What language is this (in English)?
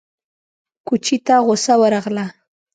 Pashto